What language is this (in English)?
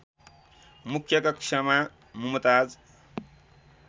Nepali